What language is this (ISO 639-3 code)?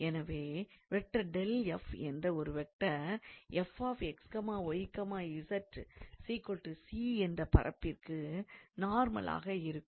tam